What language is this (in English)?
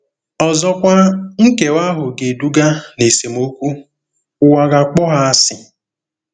Igbo